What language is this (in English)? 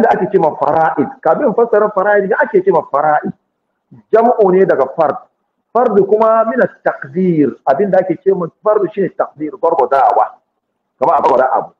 Arabic